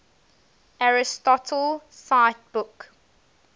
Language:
English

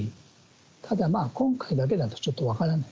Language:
Japanese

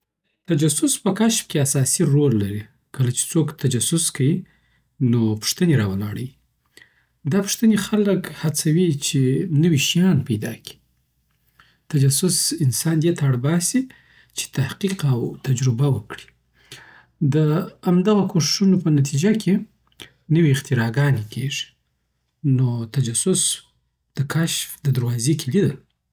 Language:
Southern Pashto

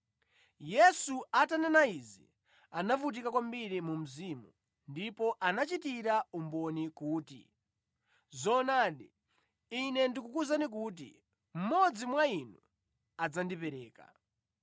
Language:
Nyanja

